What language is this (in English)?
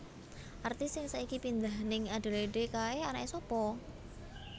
Javanese